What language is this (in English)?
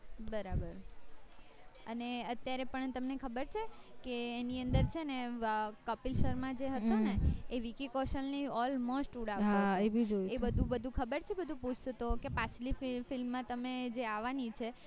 Gujarati